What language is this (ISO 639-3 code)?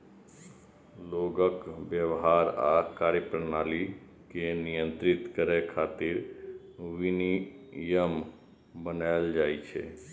mai